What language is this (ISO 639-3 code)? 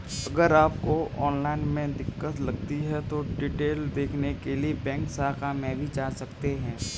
hin